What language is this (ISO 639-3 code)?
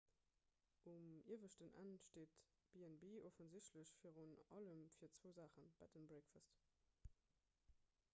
ltz